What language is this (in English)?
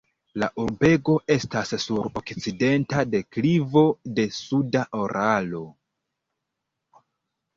Esperanto